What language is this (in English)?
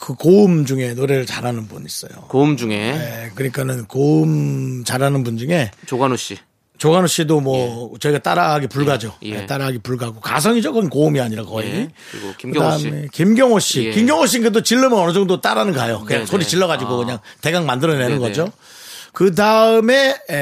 Korean